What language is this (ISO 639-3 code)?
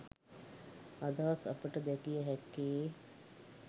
sin